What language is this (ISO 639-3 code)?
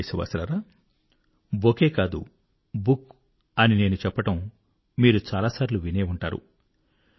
tel